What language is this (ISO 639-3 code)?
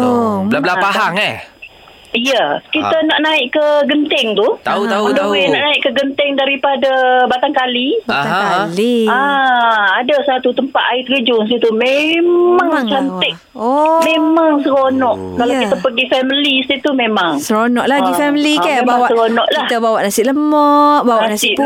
msa